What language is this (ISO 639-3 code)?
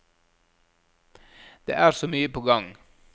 nor